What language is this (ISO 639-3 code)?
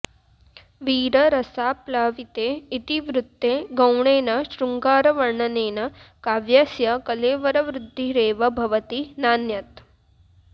san